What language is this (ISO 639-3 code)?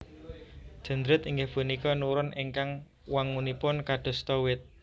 jav